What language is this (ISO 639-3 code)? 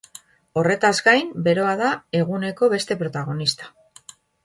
eus